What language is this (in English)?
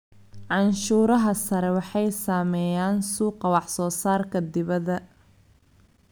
Somali